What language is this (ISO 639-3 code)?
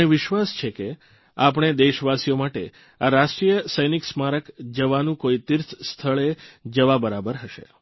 guj